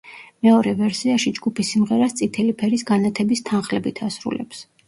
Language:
Georgian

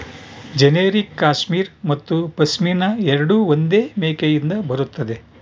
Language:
Kannada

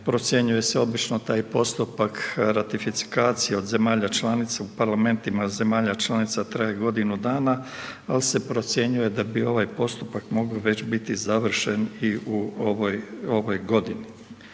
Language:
Croatian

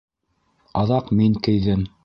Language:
Bashkir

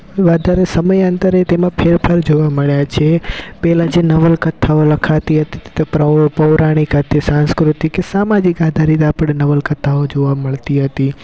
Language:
Gujarati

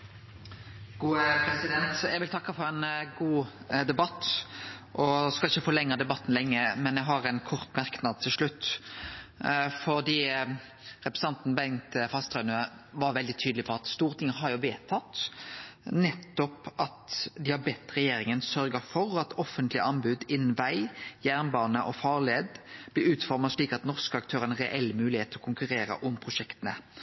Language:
Norwegian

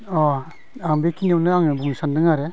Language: Bodo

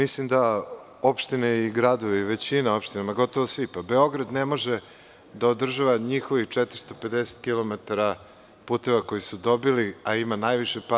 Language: Serbian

